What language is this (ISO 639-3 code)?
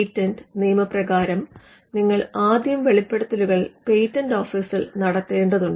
mal